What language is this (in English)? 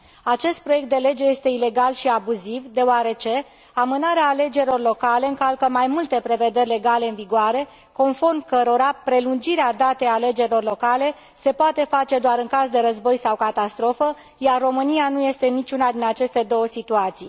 Romanian